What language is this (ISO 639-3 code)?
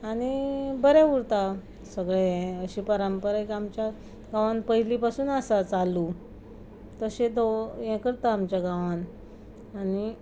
kok